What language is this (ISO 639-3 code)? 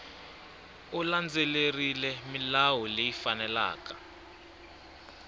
tso